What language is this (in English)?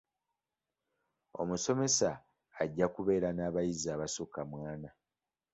Ganda